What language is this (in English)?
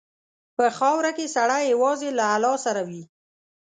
Pashto